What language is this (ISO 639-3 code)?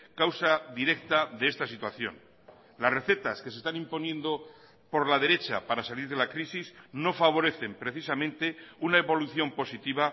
spa